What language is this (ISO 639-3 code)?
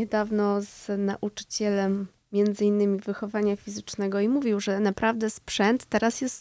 pol